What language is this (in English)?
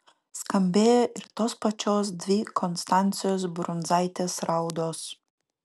Lithuanian